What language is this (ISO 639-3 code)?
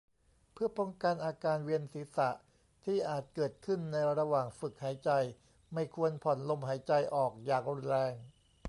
tha